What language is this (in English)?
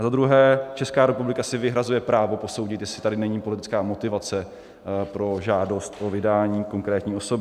Czech